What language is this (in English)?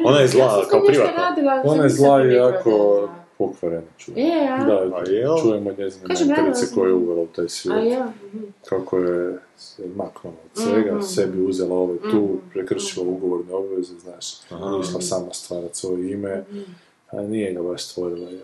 Croatian